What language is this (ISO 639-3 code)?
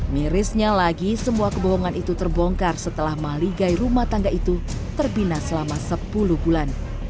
ind